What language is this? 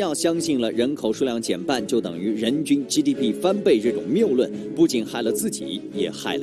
Chinese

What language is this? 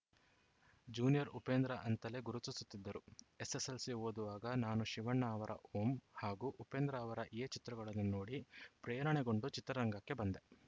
Kannada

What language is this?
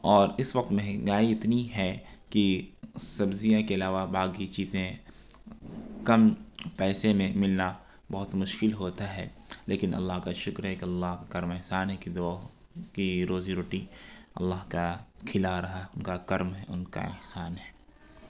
Urdu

